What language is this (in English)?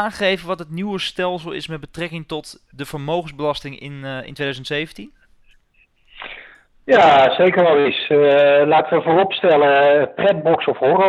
Dutch